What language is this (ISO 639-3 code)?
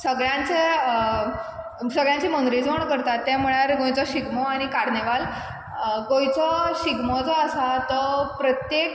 kok